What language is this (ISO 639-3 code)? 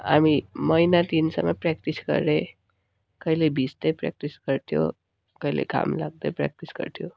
nep